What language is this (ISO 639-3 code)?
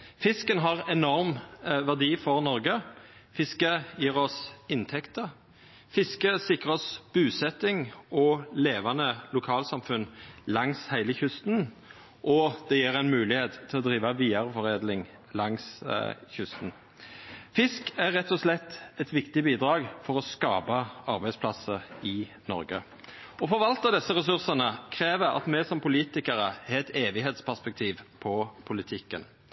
nno